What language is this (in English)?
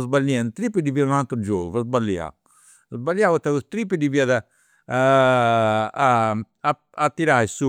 Campidanese Sardinian